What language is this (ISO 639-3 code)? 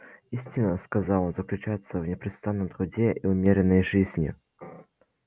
rus